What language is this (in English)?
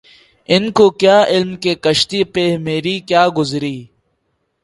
Urdu